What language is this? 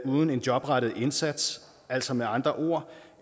Danish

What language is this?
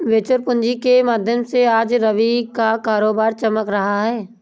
Hindi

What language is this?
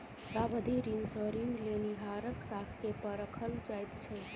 Maithili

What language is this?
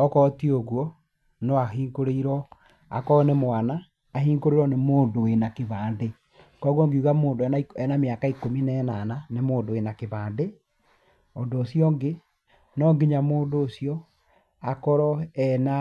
Kikuyu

